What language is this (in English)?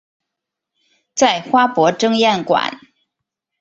Chinese